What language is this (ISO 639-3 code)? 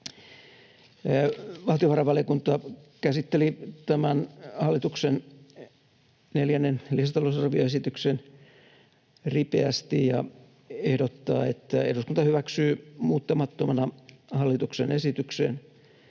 fin